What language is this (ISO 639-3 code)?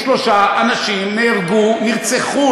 heb